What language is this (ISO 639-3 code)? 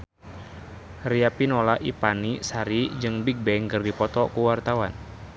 sun